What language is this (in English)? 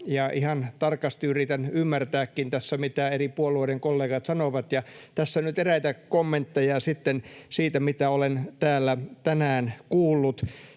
Finnish